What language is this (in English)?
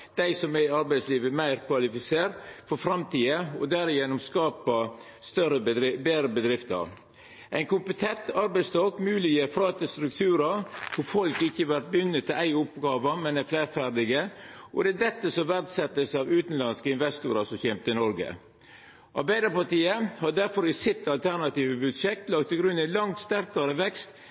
Norwegian Nynorsk